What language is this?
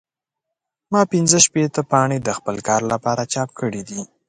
Pashto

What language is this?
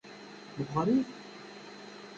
Kabyle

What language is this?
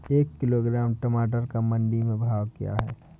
Hindi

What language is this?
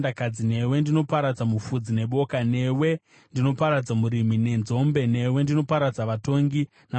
Shona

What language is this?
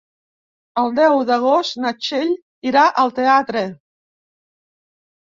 Catalan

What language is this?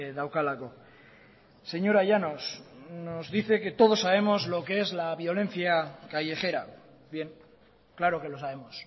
Spanish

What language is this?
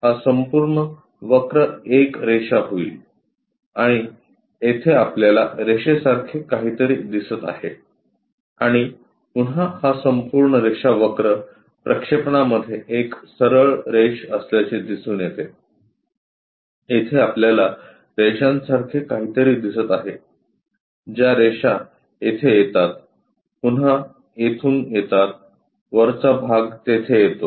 Marathi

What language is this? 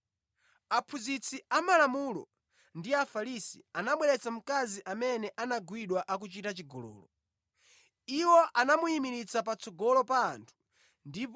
Nyanja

